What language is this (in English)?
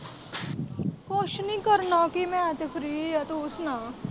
Punjabi